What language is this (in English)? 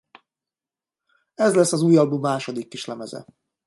Hungarian